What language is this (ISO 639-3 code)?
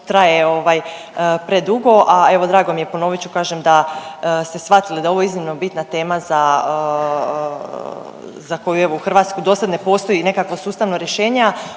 hrv